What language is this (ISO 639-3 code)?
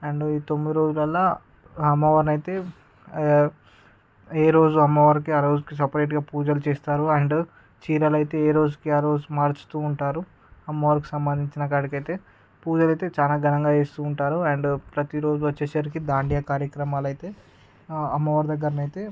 tel